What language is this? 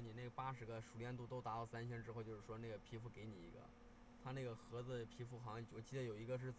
Chinese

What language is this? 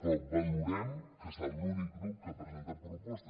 Catalan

